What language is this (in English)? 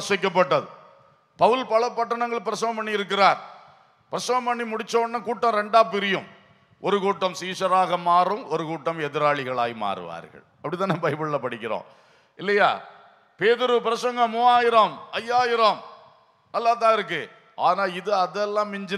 Tamil